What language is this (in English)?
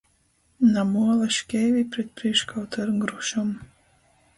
Latgalian